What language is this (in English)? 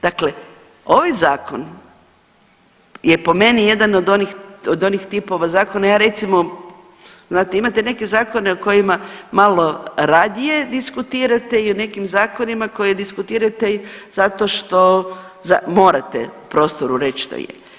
Croatian